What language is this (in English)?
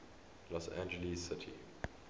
English